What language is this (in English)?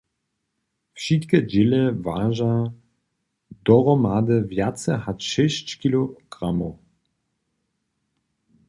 Upper Sorbian